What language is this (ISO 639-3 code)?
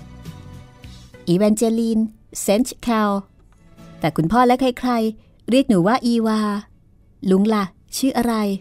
tha